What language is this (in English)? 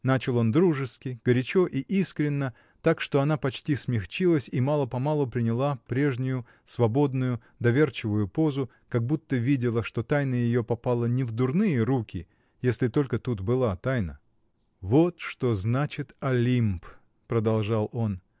Russian